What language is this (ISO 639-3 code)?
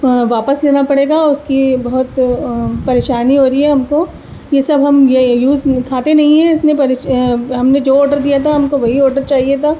urd